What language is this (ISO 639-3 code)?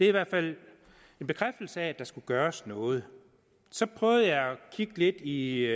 dan